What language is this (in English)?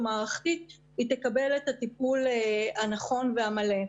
Hebrew